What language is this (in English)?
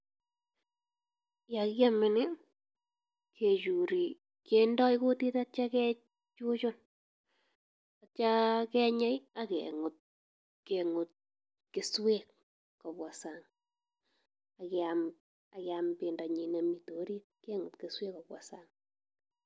Kalenjin